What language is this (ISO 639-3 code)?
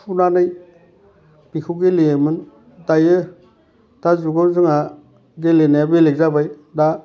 brx